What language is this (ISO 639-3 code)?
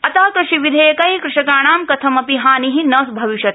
san